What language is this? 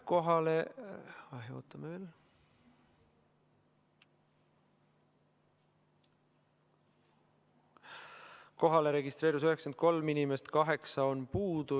Estonian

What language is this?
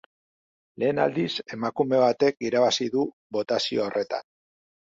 Basque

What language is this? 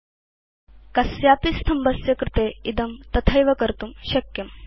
Sanskrit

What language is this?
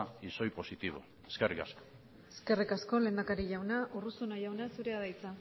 Basque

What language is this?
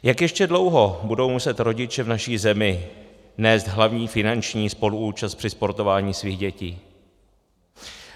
Czech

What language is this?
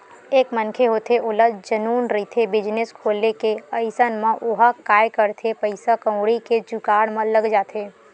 Chhattisgarhi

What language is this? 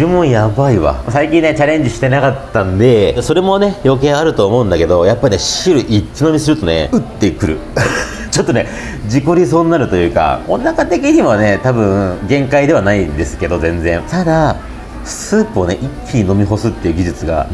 Japanese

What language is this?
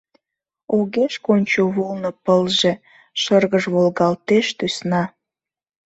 Mari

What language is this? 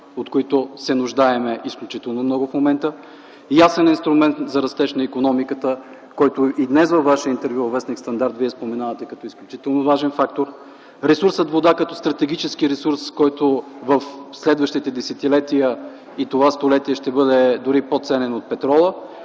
Bulgarian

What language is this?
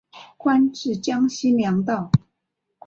Chinese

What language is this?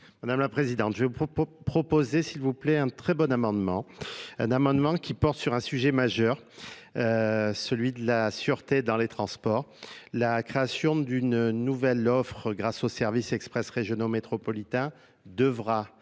French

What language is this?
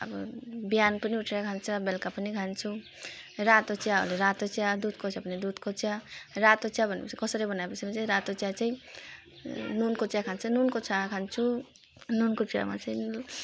Nepali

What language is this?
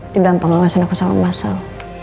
Indonesian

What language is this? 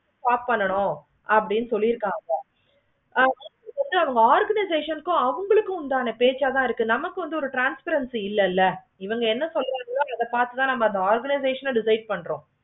Tamil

